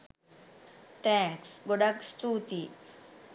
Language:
Sinhala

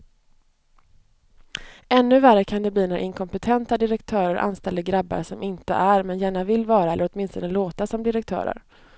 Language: Swedish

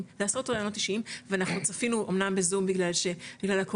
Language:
Hebrew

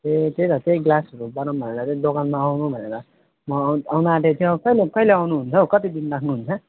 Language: Nepali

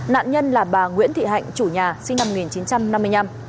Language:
Vietnamese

